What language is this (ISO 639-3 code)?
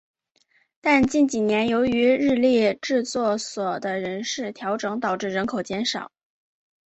zho